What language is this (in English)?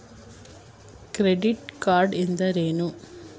Kannada